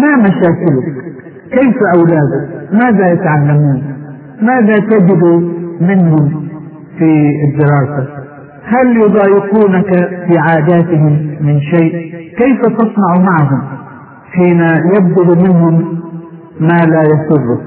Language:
Arabic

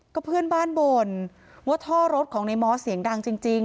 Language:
Thai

